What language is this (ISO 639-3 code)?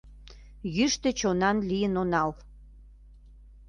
chm